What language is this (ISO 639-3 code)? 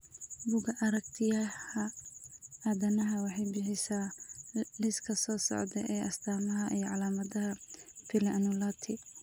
som